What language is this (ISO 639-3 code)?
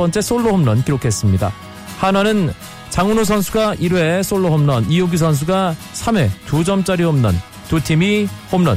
kor